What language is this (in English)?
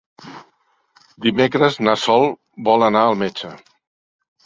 Catalan